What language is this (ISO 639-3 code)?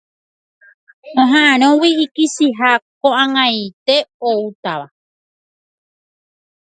grn